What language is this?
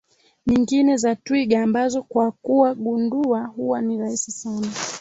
Swahili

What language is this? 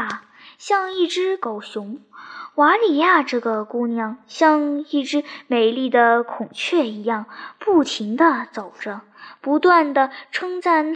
Chinese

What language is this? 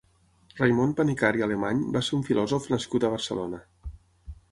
Catalan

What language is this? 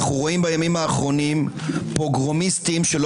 Hebrew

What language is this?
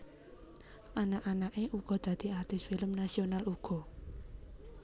Javanese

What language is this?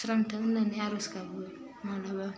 Bodo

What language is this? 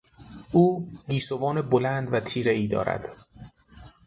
Persian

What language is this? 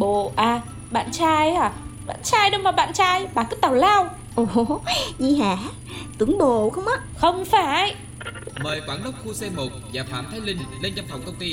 Vietnamese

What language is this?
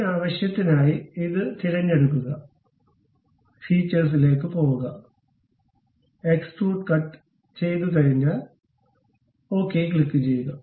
Malayalam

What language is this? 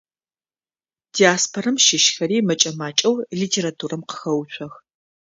Adyghe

